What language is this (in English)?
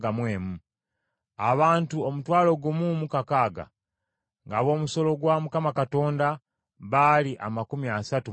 Ganda